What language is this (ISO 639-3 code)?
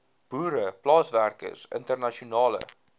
afr